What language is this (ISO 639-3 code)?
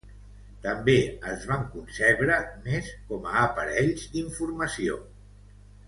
cat